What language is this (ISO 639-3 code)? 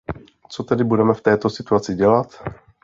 ces